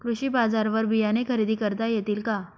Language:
Marathi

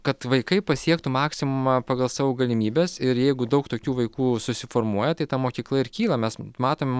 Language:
Lithuanian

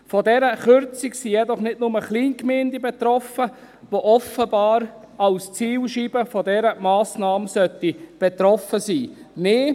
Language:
Swiss German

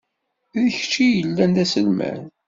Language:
Kabyle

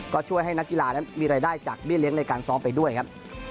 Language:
Thai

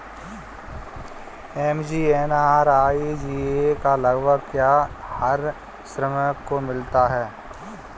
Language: Hindi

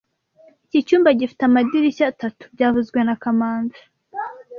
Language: Kinyarwanda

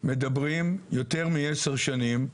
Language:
Hebrew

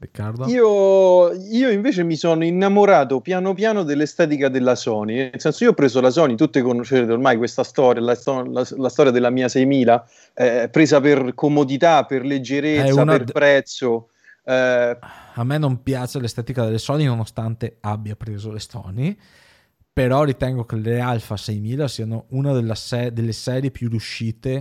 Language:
Italian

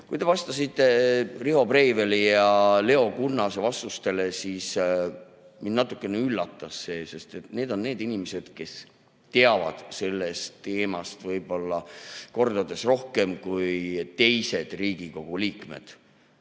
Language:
Estonian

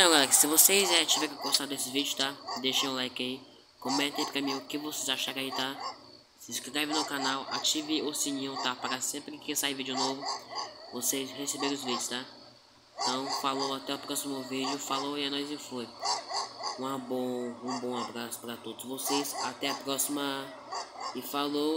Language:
Portuguese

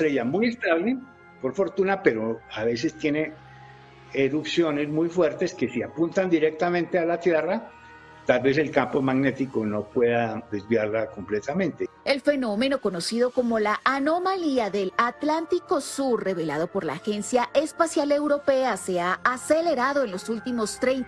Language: Spanish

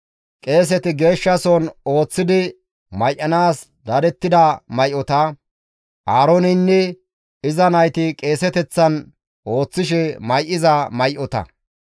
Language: Gamo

